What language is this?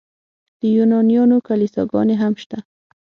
Pashto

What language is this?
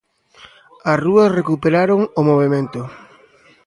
Galician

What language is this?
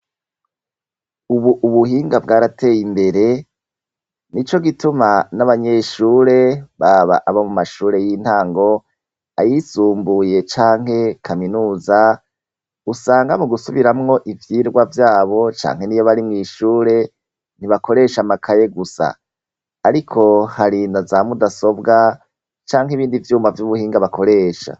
Rundi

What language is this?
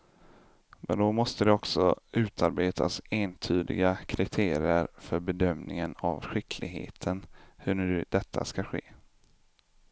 Swedish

